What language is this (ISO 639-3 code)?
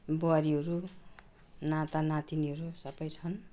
nep